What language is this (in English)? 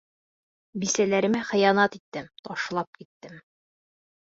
Bashkir